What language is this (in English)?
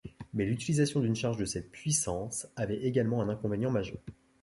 French